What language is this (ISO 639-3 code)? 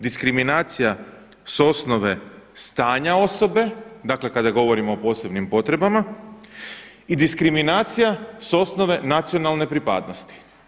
hrv